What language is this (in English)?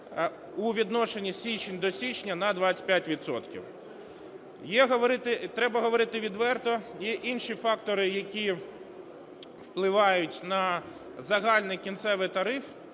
Ukrainian